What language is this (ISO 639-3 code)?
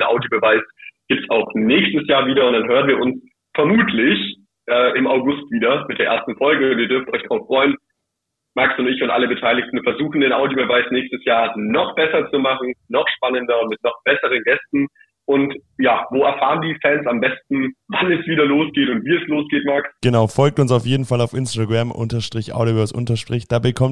deu